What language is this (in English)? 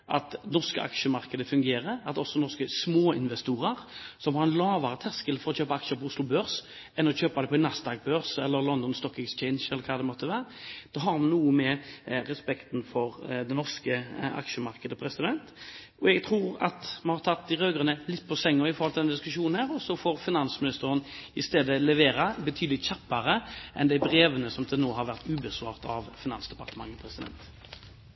Norwegian Bokmål